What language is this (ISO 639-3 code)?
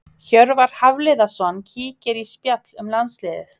isl